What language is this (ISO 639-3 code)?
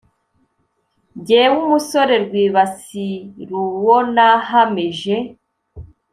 kin